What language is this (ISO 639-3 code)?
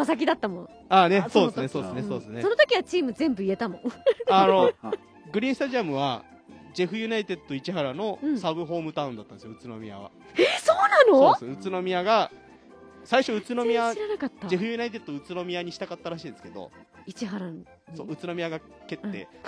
jpn